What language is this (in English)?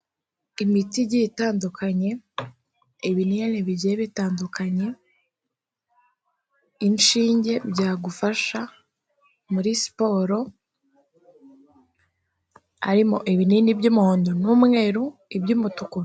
Kinyarwanda